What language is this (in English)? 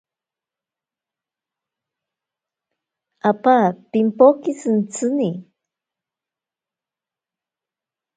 Ashéninka Perené